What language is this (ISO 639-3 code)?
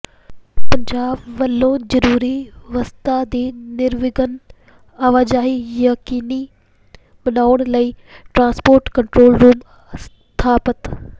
pan